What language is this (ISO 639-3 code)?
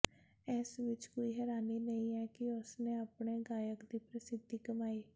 pan